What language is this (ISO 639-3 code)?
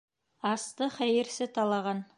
bak